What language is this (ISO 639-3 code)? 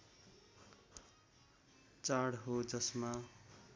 nep